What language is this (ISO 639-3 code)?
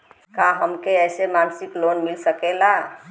bho